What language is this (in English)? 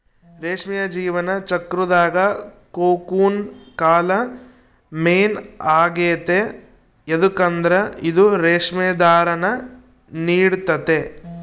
Kannada